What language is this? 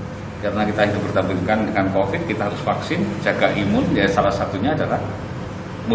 Indonesian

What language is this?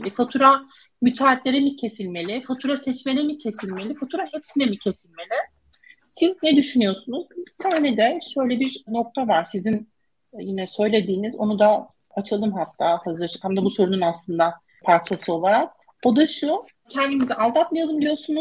Turkish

